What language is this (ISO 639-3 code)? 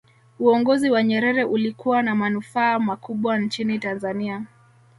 swa